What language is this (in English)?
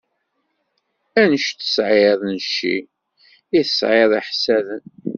Kabyle